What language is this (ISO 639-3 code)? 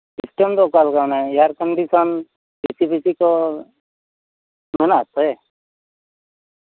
sat